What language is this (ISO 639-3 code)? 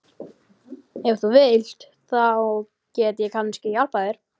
isl